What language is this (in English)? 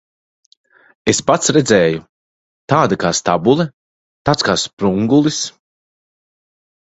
Latvian